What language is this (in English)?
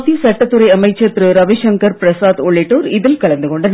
Tamil